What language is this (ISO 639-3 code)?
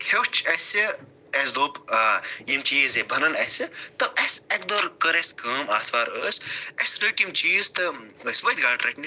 kas